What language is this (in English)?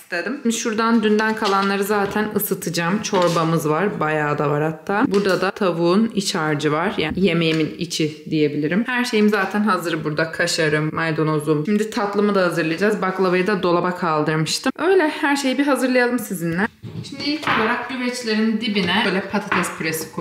Turkish